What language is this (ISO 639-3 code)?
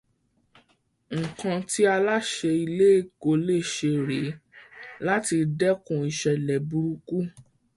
yor